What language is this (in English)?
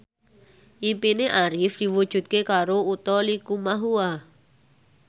Javanese